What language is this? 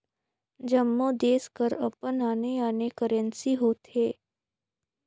Chhattisgarhi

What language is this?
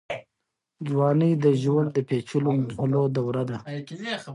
Pashto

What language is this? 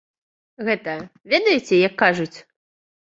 Belarusian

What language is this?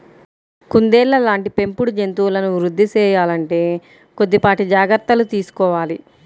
Telugu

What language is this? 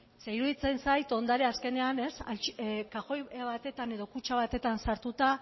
Basque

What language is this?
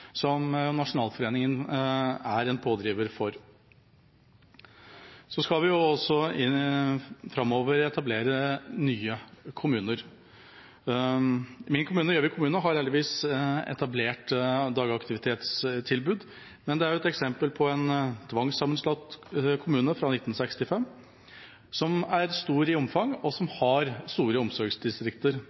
Norwegian Bokmål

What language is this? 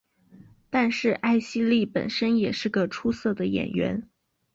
Chinese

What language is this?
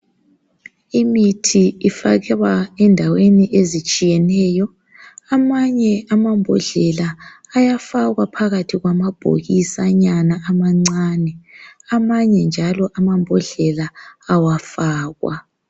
North Ndebele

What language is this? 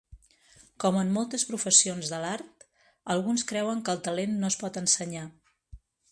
Catalan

